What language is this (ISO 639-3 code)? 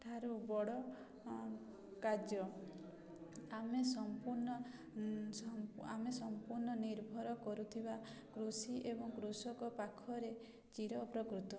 ori